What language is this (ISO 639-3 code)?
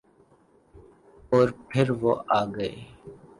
urd